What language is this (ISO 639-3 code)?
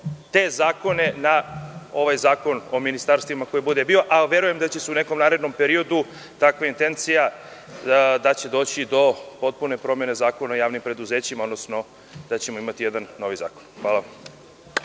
srp